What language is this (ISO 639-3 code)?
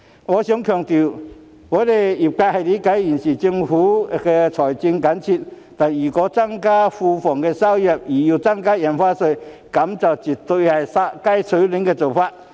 yue